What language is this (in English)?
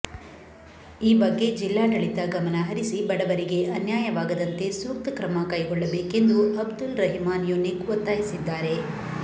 Kannada